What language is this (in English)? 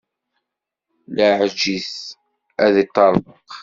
Kabyle